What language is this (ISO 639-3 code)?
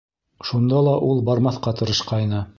bak